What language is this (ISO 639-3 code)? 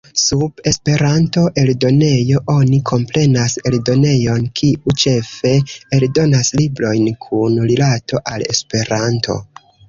epo